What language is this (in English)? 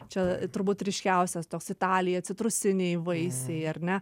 Lithuanian